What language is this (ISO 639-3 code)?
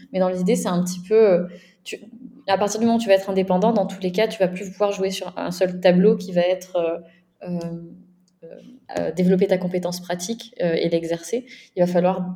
fra